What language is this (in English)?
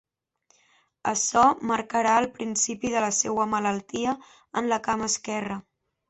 Catalan